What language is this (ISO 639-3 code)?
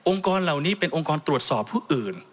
tha